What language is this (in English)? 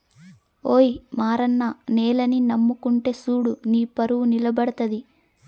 Telugu